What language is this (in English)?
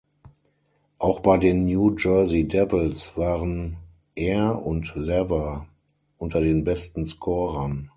German